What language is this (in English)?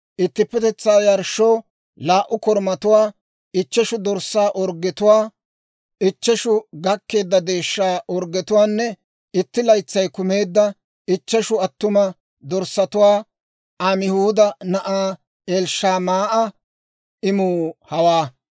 Dawro